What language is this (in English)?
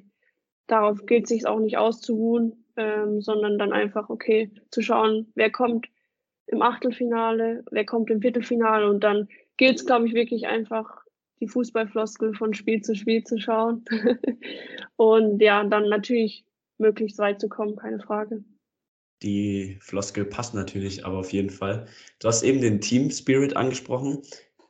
German